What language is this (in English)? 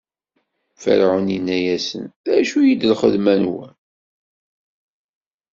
Kabyle